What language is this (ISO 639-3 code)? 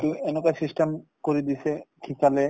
asm